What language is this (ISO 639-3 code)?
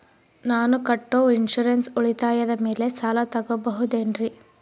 kan